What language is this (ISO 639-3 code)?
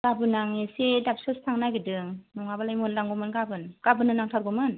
brx